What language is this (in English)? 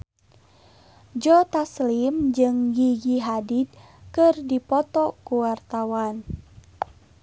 Sundanese